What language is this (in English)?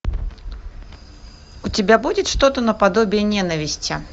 Russian